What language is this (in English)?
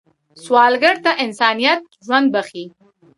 Pashto